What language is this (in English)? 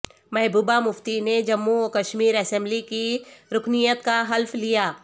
Urdu